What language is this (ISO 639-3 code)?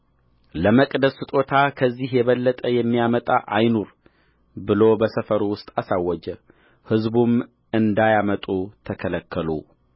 amh